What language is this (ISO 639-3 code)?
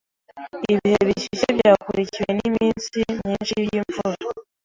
kin